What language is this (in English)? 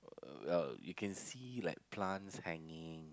English